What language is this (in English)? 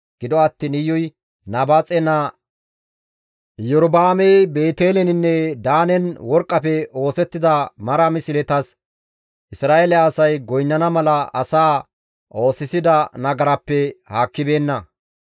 Gamo